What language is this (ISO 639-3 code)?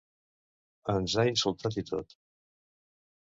cat